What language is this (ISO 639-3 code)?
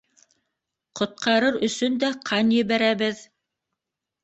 bak